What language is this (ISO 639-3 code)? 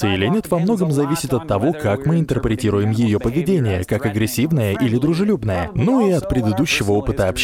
rus